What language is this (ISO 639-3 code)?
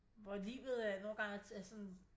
dan